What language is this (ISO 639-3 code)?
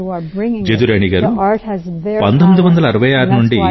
tel